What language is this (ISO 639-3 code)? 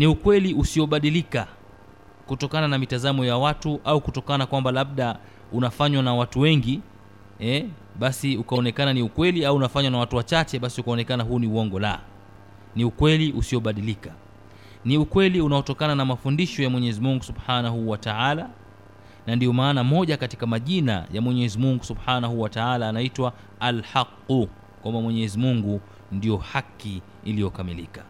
swa